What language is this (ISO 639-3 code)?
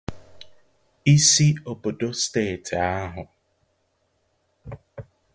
ibo